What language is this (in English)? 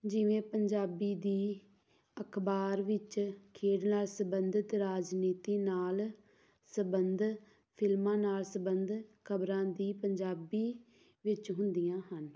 Punjabi